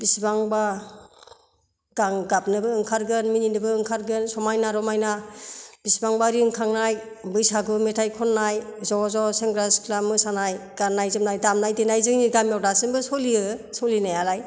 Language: Bodo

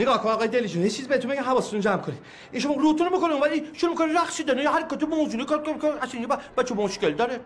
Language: Persian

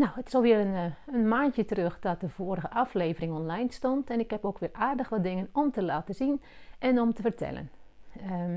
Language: Dutch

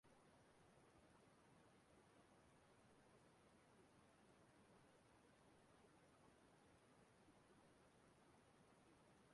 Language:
Igbo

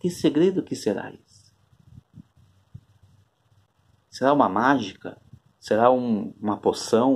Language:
Portuguese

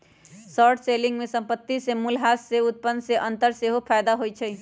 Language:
Magahi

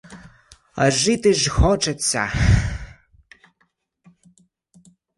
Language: Ukrainian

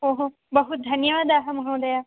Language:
Sanskrit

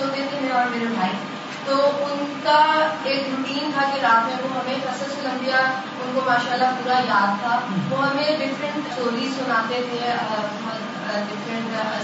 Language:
Urdu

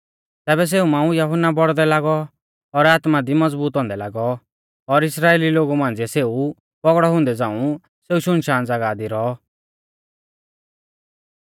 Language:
Mahasu Pahari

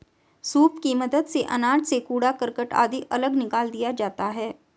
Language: Hindi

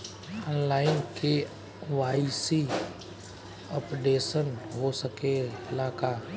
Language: Bhojpuri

